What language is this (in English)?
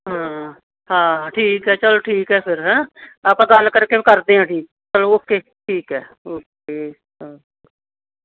Punjabi